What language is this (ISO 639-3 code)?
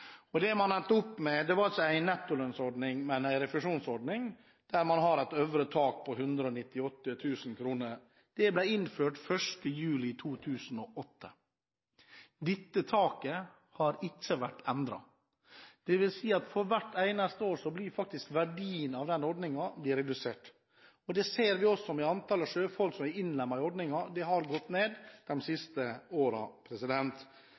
nob